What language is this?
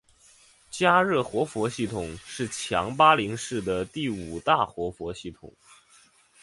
Chinese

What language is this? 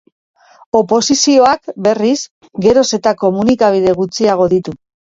Basque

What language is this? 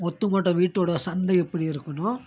Tamil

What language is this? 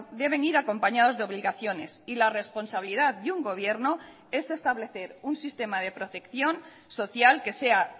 Spanish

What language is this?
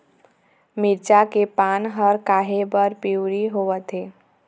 Chhattisgarhi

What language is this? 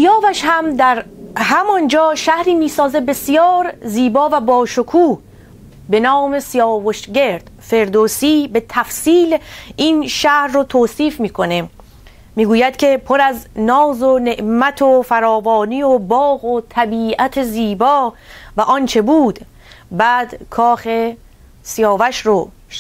Persian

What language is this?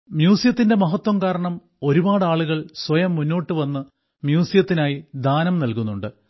Malayalam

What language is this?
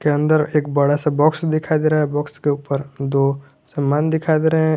Hindi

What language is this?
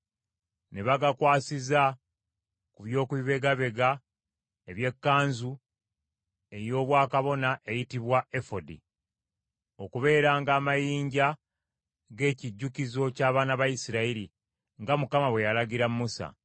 Ganda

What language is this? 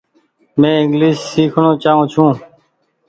Goaria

